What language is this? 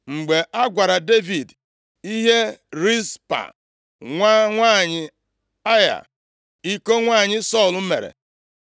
Igbo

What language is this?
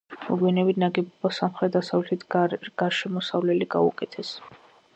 Georgian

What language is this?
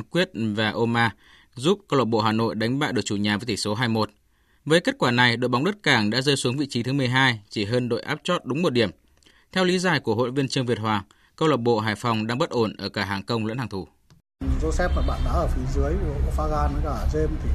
Vietnamese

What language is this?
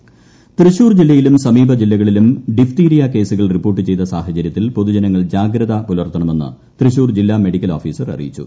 Malayalam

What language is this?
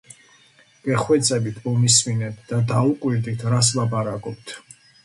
Georgian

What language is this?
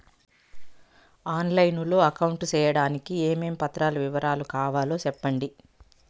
Telugu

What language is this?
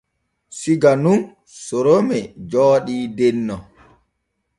Borgu Fulfulde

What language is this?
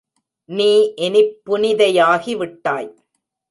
Tamil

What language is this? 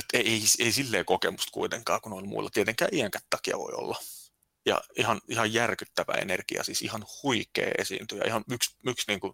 Finnish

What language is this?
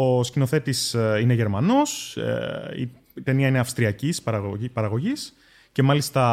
Greek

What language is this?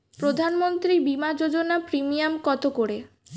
Bangla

